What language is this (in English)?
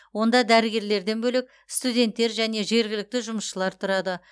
Kazakh